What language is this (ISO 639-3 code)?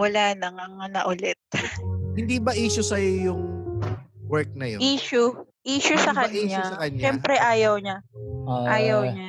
fil